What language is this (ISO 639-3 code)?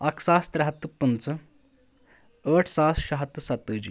kas